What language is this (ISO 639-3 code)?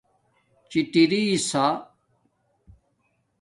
dmk